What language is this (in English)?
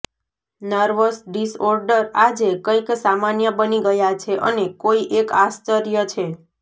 Gujarati